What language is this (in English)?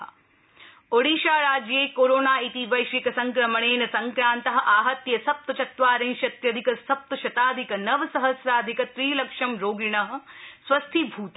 Sanskrit